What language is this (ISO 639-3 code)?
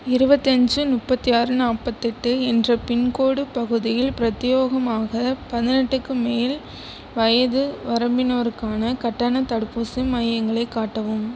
tam